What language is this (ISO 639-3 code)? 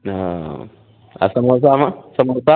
mai